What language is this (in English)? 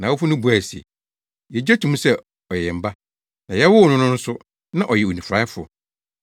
Akan